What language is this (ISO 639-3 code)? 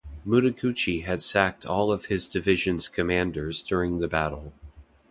eng